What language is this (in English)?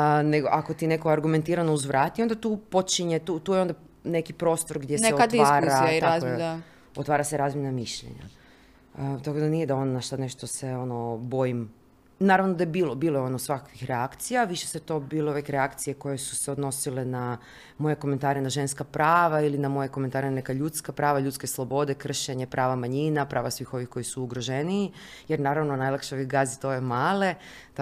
Croatian